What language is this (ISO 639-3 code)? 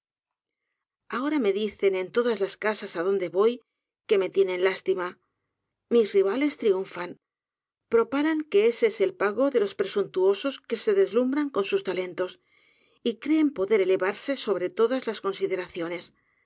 spa